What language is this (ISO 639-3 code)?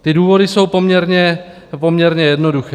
ces